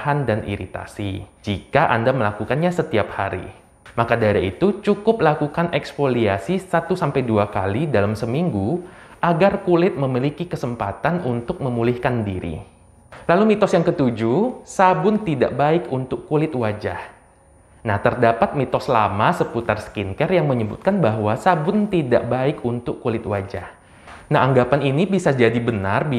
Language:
Indonesian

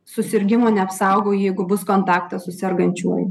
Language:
Lithuanian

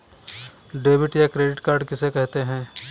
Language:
Hindi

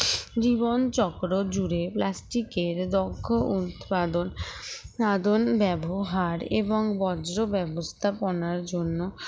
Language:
Bangla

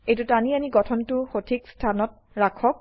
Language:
Assamese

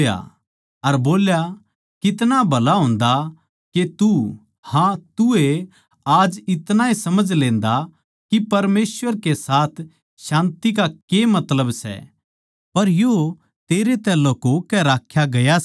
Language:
Haryanvi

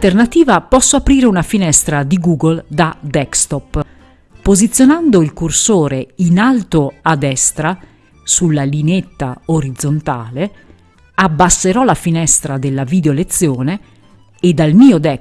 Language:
Italian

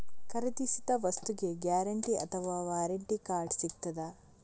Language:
Kannada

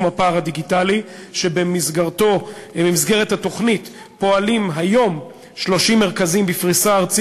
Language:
Hebrew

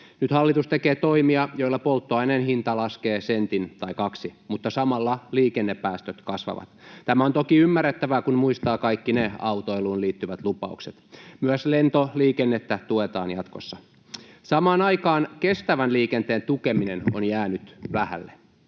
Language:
Finnish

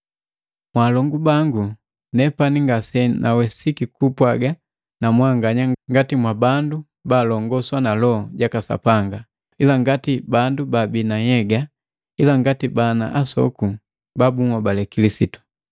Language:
Matengo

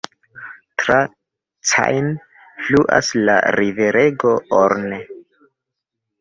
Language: Esperanto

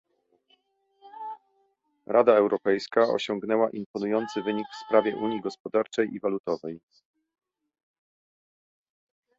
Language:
Polish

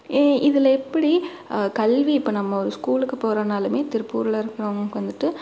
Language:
Tamil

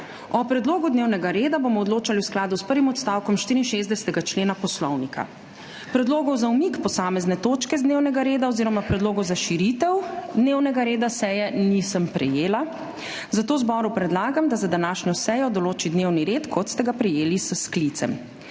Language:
Slovenian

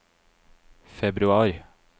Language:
Norwegian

